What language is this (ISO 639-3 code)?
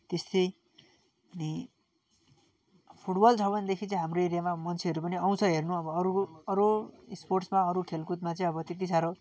nep